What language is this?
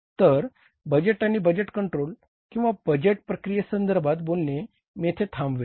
Marathi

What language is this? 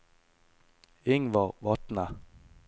Norwegian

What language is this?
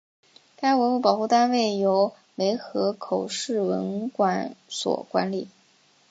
Chinese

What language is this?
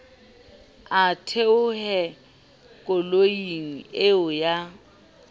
Southern Sotho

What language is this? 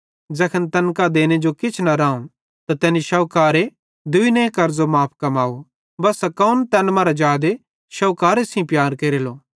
Bhadrawahi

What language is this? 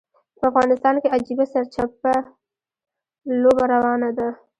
Pashto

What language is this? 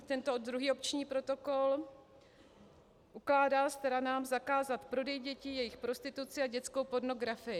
Czech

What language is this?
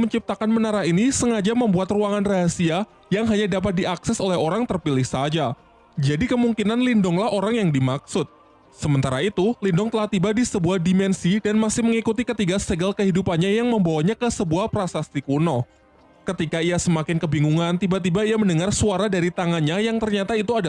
Indonesian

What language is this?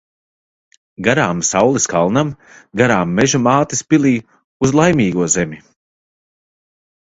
Latvian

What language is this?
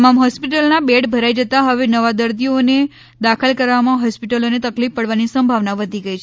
Gujarati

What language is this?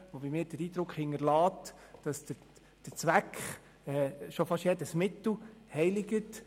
Swiss German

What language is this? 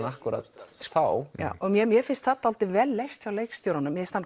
Icelandic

